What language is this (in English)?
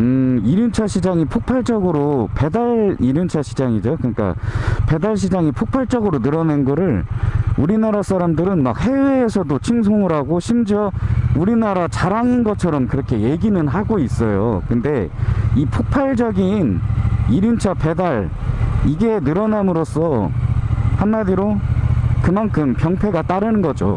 Korean